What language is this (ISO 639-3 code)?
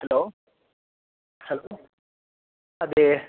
mal